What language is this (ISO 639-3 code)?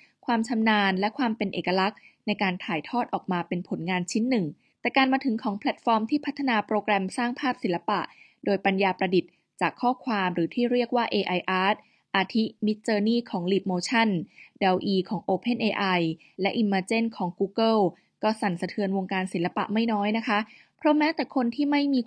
tha